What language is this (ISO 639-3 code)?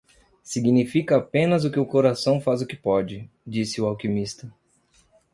por